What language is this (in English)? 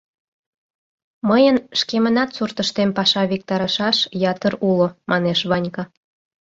Mari